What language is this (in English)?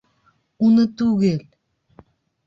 Bashkir